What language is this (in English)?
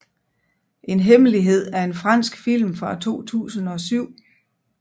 Danish